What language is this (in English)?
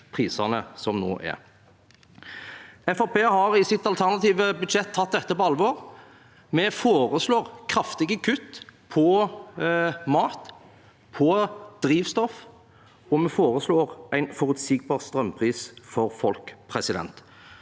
Norwegian